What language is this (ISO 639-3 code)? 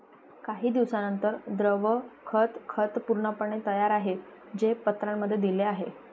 mar